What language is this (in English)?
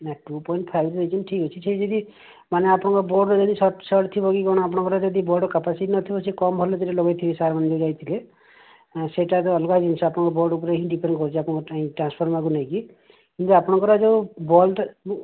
Odia